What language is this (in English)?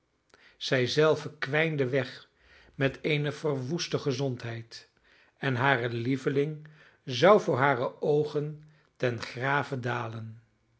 Dutch